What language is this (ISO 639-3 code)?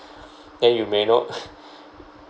eng